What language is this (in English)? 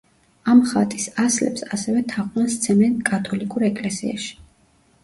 Georgian